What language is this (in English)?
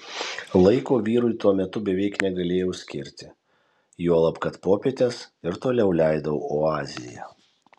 Lithuanian